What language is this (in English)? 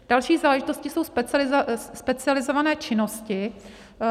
Czech